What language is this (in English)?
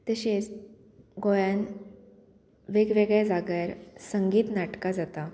Konkani